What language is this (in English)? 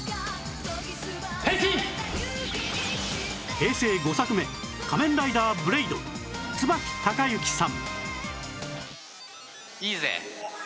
Japanese